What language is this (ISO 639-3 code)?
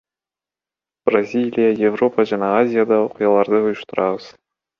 kir